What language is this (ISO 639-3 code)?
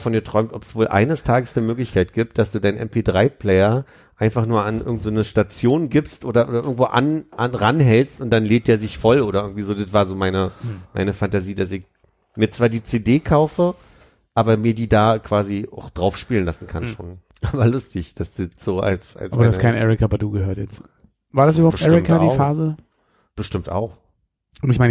deu